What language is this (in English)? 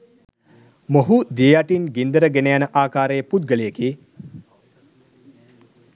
Sinhala